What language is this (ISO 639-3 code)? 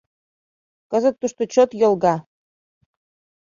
chm